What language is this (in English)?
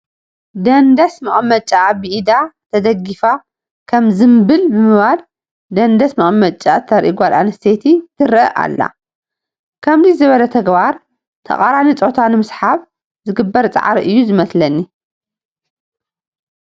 Tigrinya